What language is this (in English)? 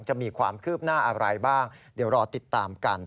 Thai